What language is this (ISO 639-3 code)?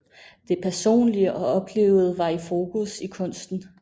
dan